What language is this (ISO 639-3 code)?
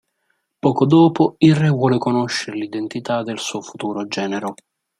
ita